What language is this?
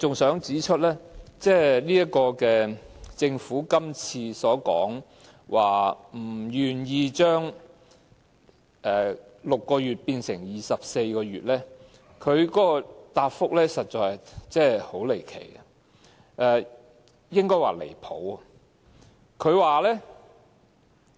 Cantonese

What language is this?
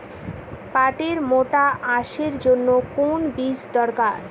Bangla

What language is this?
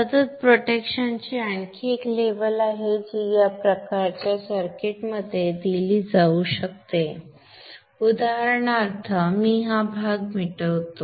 Marathi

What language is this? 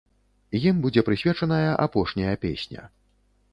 Belarusian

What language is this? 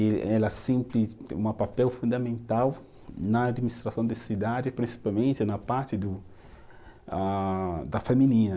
Portuguese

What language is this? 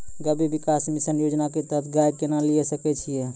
Maithili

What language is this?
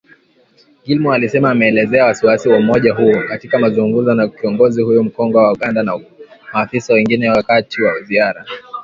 Swahili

